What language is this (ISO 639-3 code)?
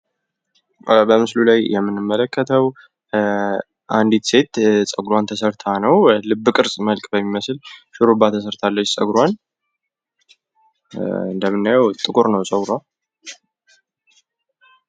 amh